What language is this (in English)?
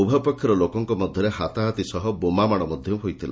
Odia